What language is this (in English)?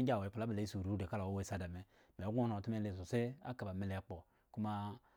Eggon